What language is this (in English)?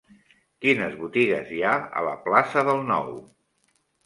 Catalan